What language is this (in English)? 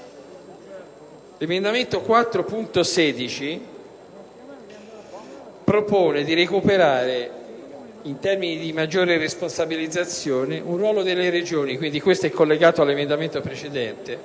Italian